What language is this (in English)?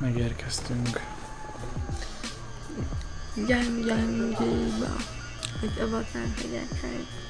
Hungarian